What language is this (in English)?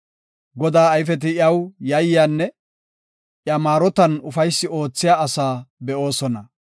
Gofa